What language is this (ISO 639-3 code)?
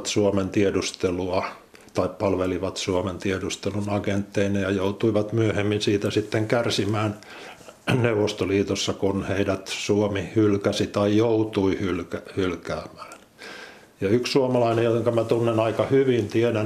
fin